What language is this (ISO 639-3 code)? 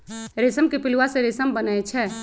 mag